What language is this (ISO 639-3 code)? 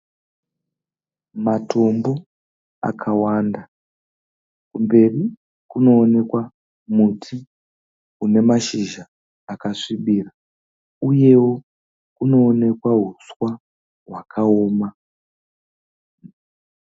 sna